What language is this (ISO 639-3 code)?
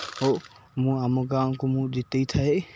ori